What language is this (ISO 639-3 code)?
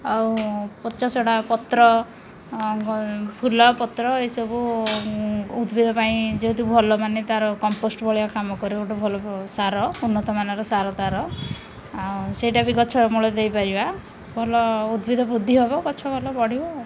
ori